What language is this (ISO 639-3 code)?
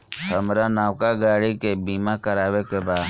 bho